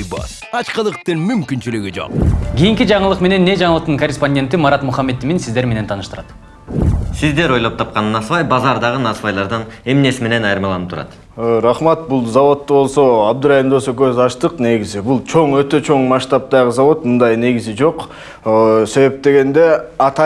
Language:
Russian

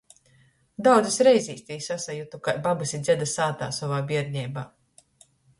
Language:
Latgalian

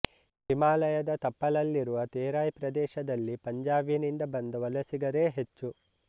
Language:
Kannada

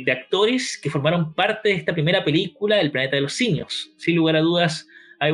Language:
Spanish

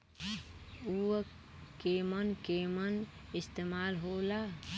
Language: Bhojpuri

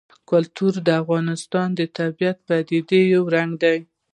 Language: Pashto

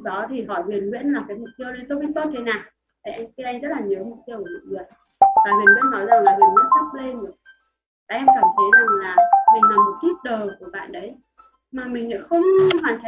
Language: Vietnamese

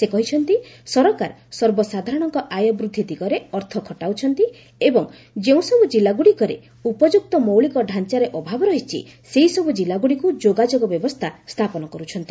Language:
Odia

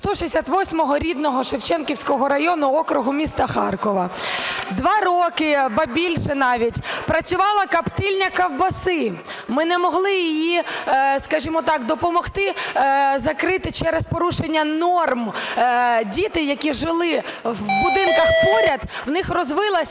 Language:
Ukrainian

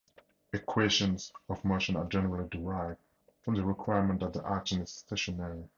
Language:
English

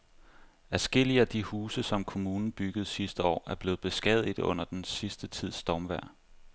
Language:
Danish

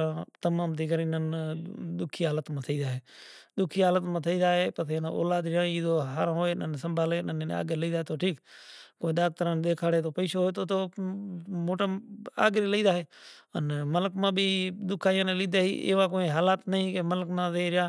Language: Kachi Koli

